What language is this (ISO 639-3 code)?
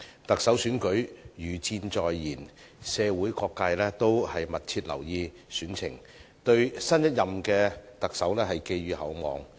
yue